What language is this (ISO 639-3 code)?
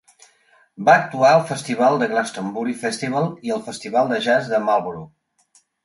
cat